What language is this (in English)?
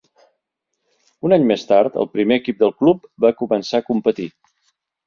Catalan